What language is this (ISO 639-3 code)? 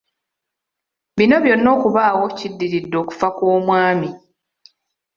lug